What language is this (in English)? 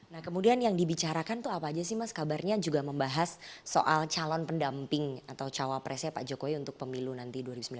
Indonesian